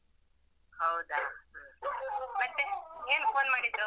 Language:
Kannada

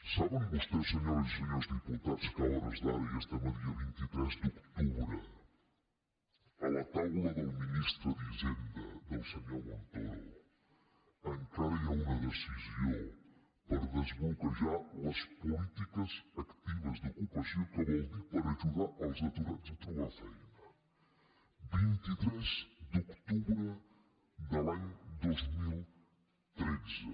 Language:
Catalan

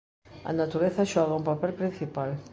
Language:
Galician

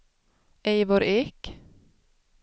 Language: Swedish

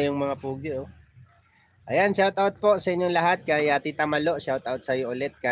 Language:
Filipino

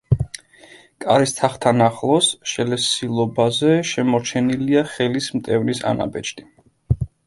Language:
Georgian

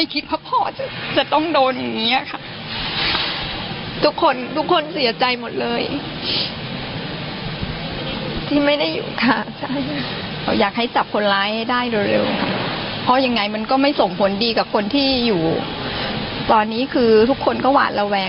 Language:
Thai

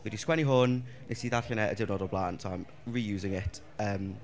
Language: Welsh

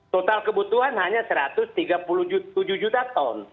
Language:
Indonesian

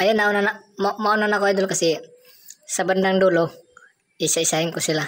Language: Filipino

